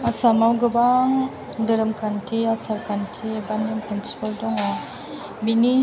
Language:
Bodo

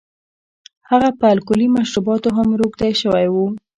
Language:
Pashto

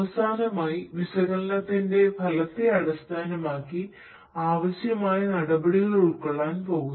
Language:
Malayalam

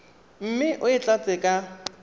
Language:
Tswana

